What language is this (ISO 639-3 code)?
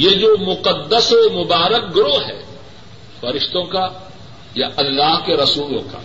urd